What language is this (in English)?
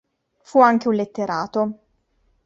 Italian